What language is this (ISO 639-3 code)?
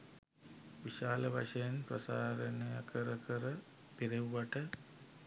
sin